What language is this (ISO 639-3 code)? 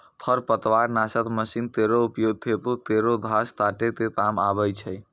mai